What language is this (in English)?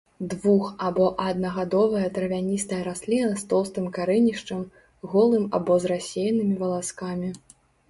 Belarusian